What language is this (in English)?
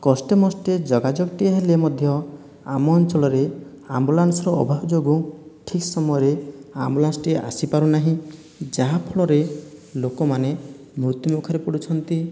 Odia